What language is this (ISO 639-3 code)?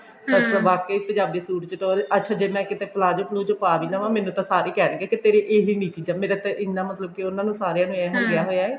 pan